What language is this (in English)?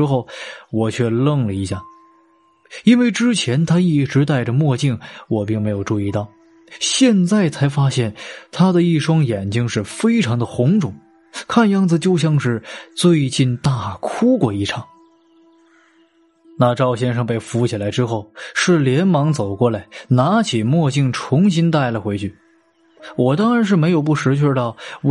Chinese